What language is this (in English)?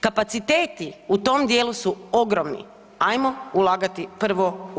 Croatian